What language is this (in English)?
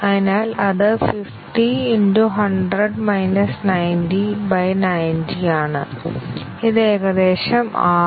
Malayalam